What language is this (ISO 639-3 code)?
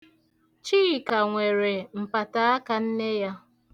ibo